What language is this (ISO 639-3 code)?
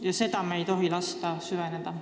est